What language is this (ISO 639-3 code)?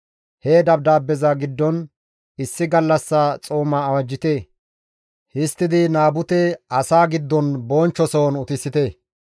gmv